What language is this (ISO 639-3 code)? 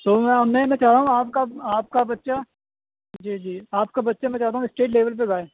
urd